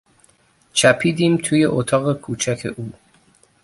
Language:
Persian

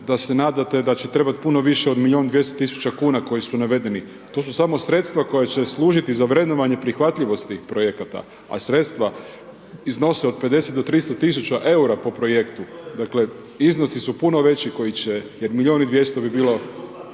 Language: Croatian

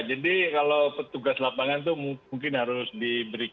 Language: Indonesian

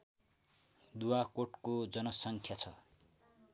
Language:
Nepali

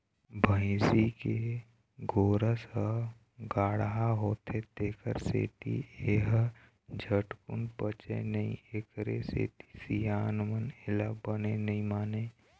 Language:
Chhattisgarhi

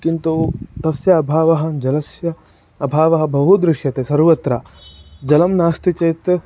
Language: Sanskrit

